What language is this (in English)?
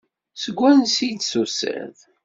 Kabyle